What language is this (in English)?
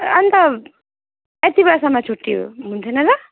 Nepali